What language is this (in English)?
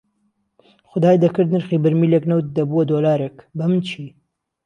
Central Kurdish